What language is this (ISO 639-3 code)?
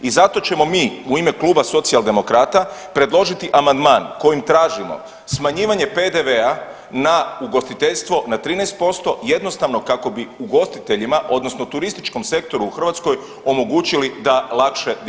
hrv